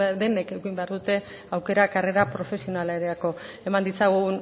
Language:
Basque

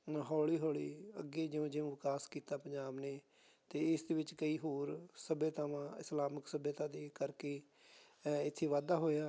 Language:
Punjabi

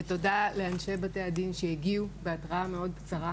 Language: Hebrew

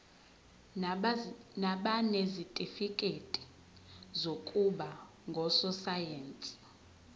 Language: Zulu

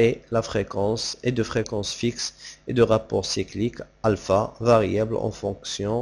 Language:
French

